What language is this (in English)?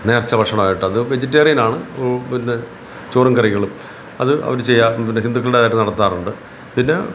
Malayalam